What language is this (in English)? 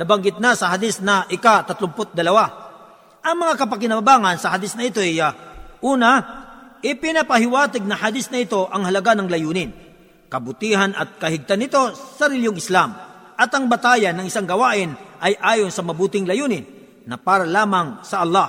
Filipino